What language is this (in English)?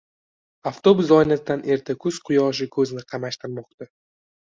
Uzbek